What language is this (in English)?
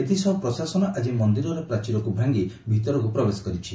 Odia